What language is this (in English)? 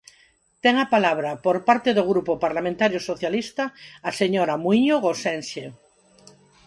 Galician